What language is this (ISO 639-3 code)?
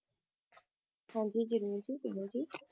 pan